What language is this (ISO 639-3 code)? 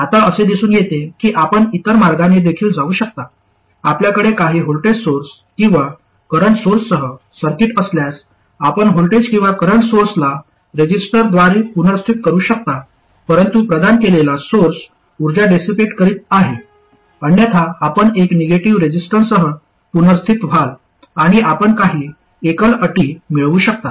mar